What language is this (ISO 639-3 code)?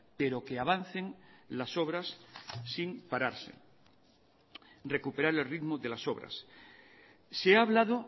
spa